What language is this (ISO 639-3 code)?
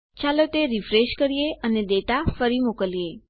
guj